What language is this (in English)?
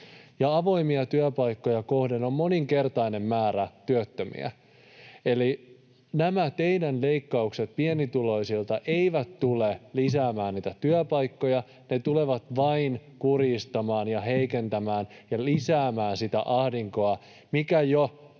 Finnish